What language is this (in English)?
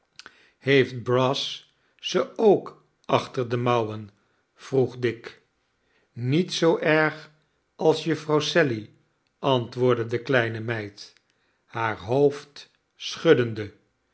Dutch